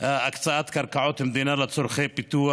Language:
Hebrew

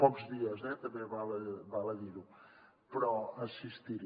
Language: Catalan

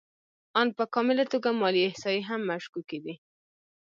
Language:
Pashto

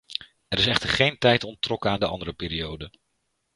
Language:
Dutch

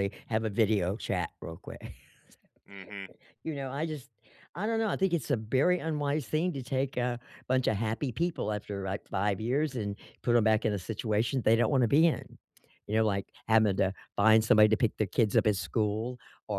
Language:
English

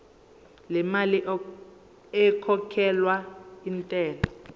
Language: Zulu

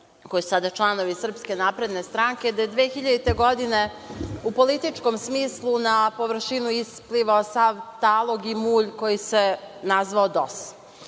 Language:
Serbian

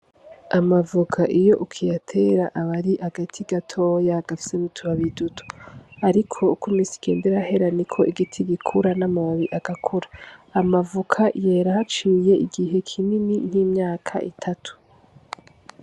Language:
Rundi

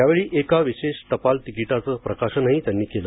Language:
Marathi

